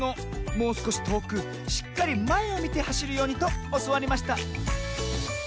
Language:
Japanese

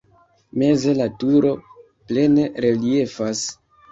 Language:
Esperanto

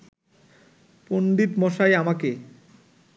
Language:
Bangla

